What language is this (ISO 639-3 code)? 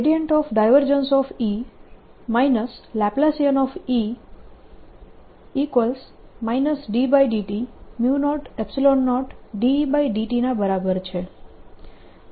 guj